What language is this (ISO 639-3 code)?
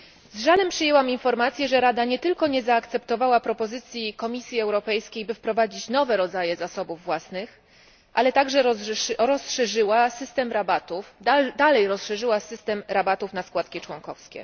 pol